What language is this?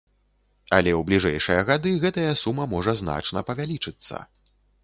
Belarusian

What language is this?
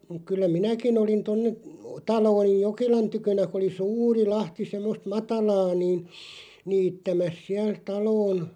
Finnish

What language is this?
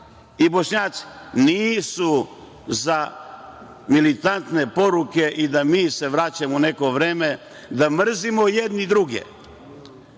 Serbian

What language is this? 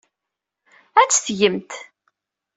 Kabyle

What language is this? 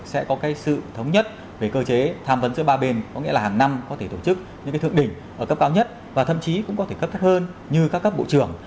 Vietnamese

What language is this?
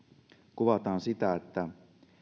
Finnish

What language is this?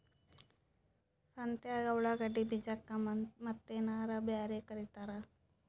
Kannada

